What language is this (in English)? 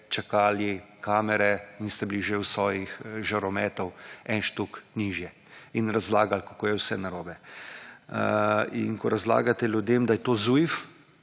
Slovenian